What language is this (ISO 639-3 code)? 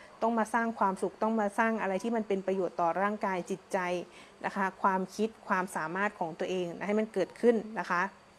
tha